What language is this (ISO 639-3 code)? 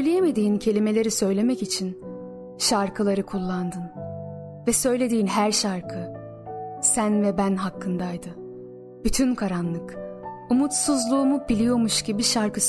tur